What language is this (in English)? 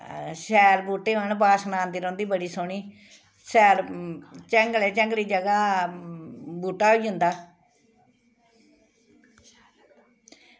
Dogri